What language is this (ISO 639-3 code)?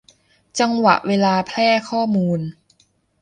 tha